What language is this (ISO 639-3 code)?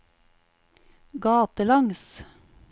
nor